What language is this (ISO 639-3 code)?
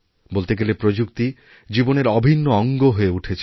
ben